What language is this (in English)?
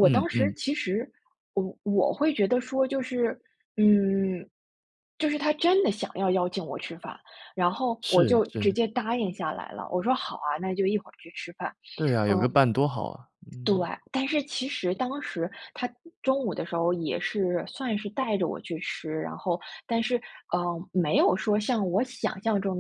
Chinese